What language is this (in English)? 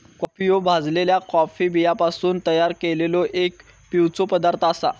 Marathi